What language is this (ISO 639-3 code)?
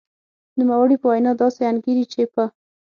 pus